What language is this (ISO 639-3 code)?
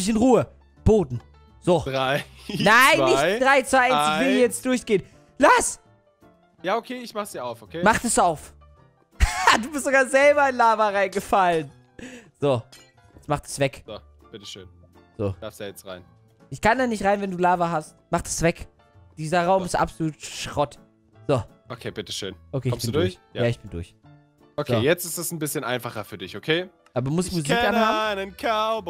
deu